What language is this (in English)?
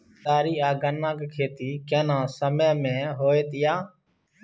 Maithili